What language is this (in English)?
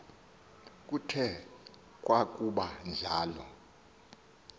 Xhosa